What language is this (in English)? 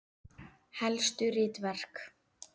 Icelandic